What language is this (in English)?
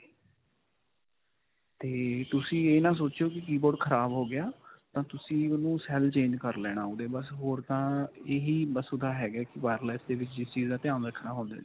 Punjabi